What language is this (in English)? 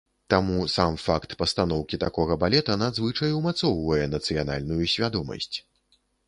Belarusian